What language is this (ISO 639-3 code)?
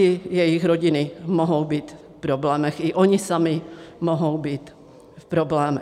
ces